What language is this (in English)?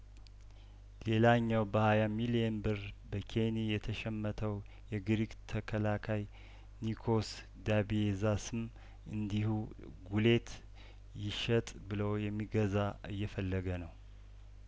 Amharic